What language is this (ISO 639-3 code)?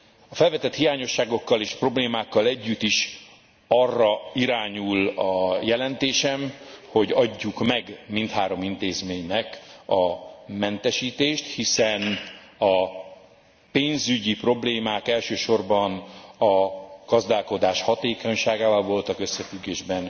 hun